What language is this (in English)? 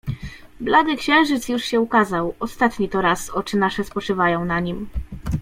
Polish